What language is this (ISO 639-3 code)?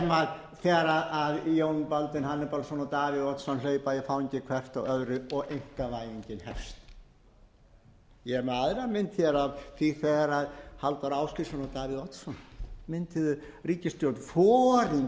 isl